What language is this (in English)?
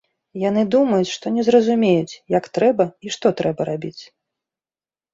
Belarusian